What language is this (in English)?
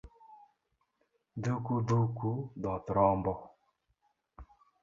Luo (Kenya and Tanzania)